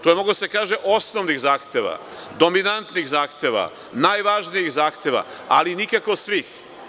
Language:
Serbian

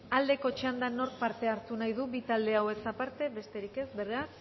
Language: Basque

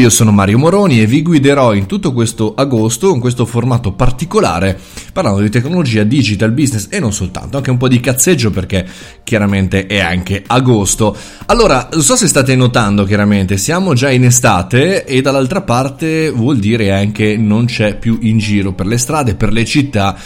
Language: Italian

